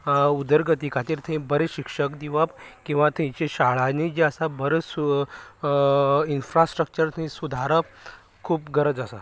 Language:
Konkani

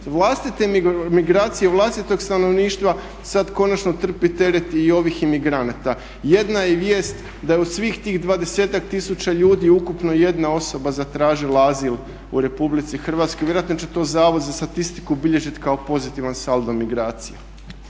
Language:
Croatian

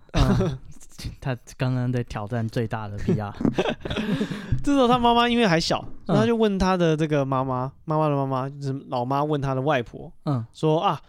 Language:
Chinese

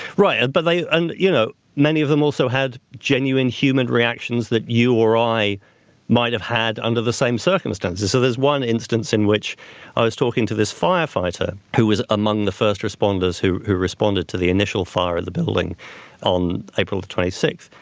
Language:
English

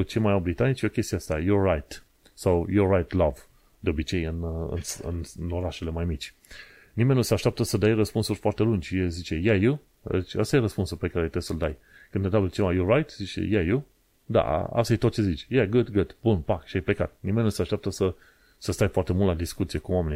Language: Romanian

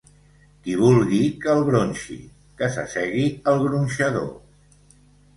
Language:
Catalan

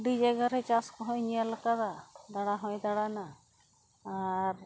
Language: Santali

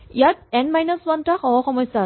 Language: Assamese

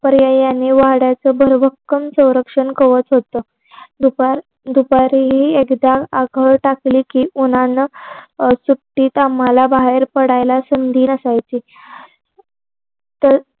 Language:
Marathi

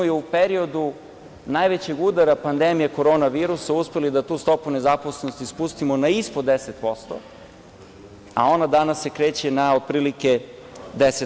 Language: Serbian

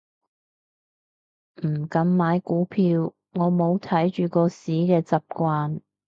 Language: Cantonese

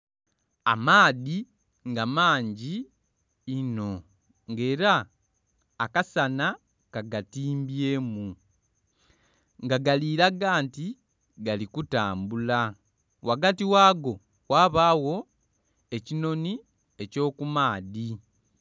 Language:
Soga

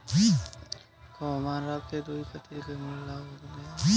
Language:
Chhattisgarhi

